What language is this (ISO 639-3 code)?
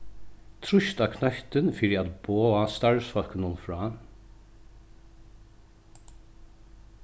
fao